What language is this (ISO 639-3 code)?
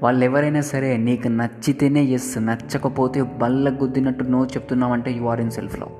tel